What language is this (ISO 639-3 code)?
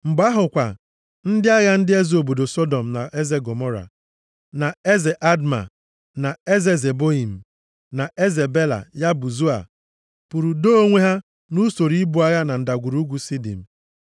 ibo